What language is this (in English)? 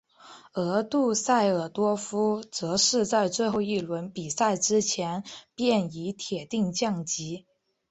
Chinese